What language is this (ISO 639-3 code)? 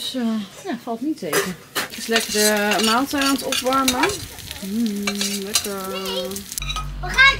nld